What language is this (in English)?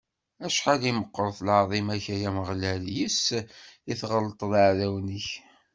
Kabyle